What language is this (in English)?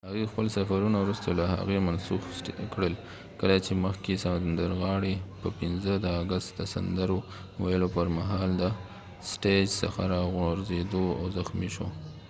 Pashto